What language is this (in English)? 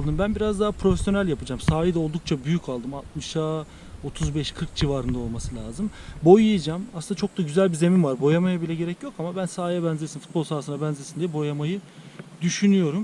Turkish